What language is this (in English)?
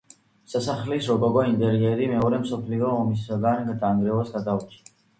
Georgian